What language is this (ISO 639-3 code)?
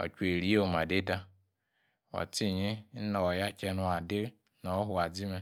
ekr